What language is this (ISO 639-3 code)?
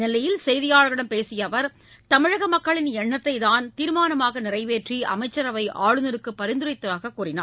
tam